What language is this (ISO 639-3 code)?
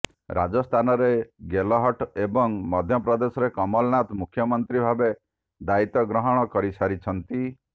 ori